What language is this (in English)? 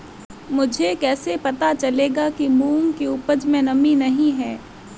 Hindi